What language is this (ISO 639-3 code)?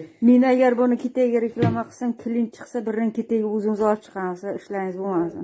tur